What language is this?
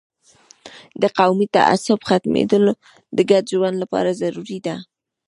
Pashto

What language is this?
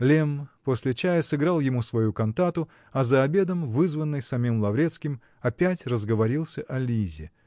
Russian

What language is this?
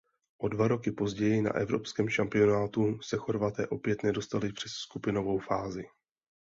Czech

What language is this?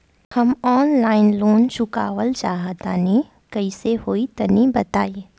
Bhojpuri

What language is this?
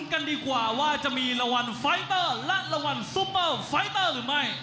Thai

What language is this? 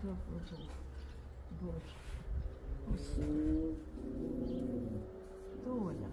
Russian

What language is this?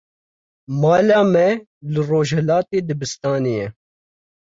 Kurdish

